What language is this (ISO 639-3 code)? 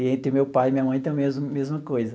por